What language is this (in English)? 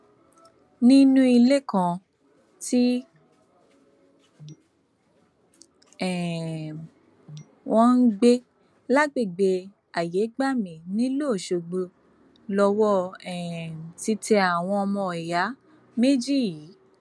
Yoruba